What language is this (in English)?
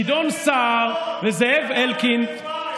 Hebrew